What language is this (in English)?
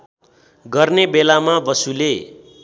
Nepali